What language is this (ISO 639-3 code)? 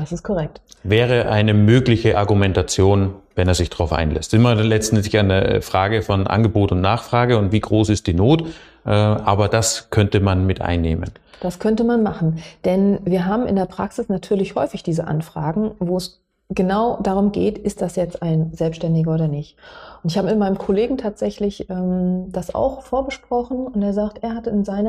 deu